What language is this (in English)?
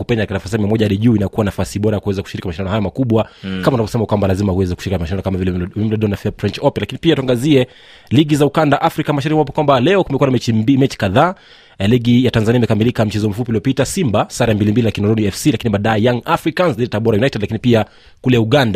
Swahili